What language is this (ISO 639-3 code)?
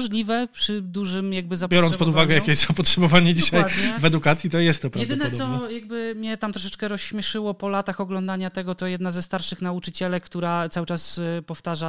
pol